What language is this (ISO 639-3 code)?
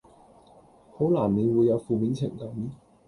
yue